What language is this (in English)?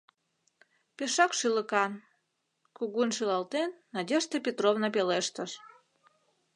Mari